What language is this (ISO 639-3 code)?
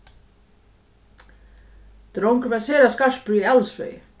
fao